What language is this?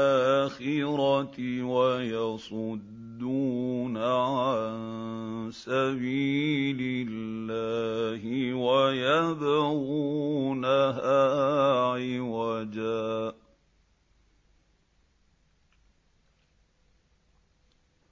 Arabic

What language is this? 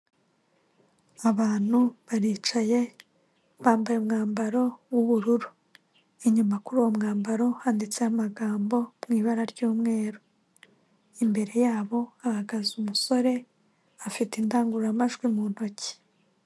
Kinyarwanda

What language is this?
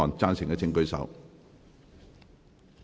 Cantonese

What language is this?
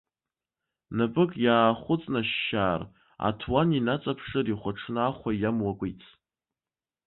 Abkhazian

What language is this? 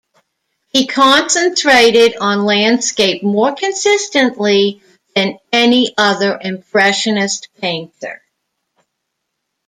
English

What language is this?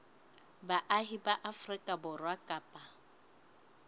Southern Sotho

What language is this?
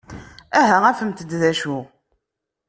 Kabyle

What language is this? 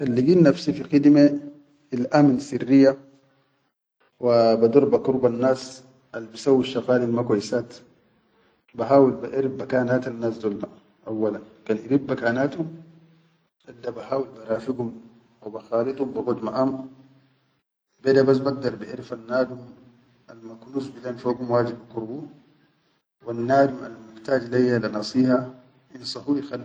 Chadian Arabic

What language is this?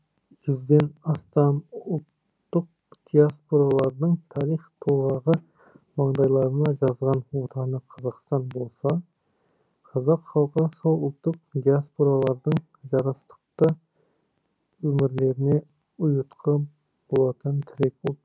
Kazakh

